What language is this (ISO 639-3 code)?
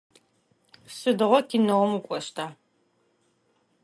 ady